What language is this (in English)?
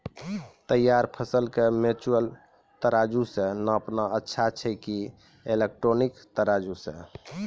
Maithili